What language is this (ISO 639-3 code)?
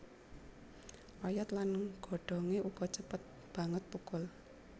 jav